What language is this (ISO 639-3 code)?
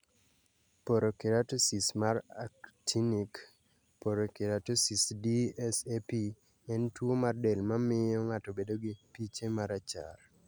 luo